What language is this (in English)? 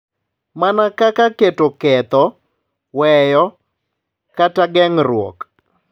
Luo (Kenya and Tanzania)